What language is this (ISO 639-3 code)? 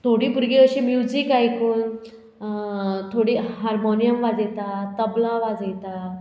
kok